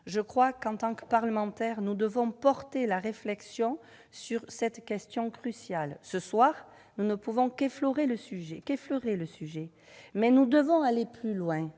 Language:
French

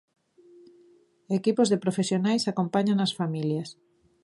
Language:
Galician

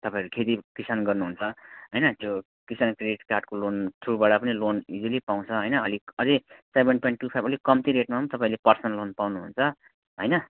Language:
Nepali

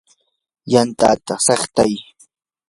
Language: Yanahuanca Pasco Quechua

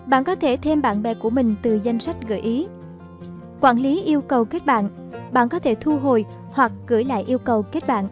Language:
Vietnamese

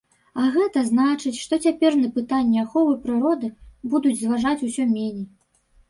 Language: Belarusian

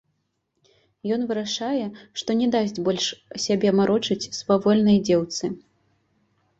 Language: Belarusian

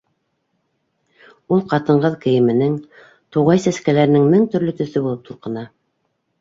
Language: Bashkir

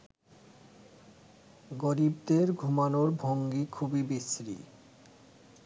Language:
Bangla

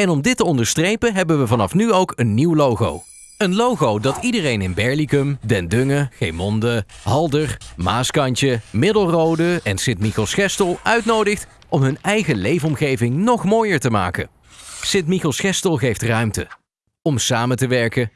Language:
Dutch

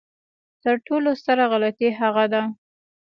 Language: Pashto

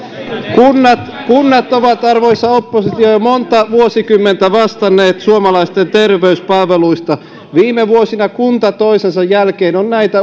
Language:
Finnish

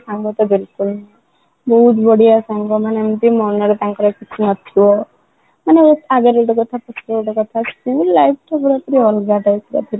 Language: Odia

